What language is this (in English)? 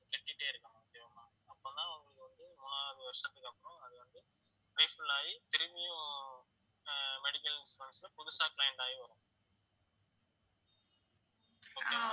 Tamil